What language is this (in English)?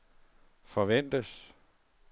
Danish